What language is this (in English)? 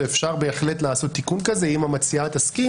Hebrew